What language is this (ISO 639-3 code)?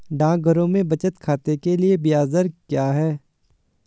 hin